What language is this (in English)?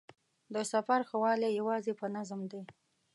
Pashto